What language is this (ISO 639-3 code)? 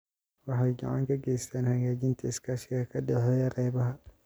som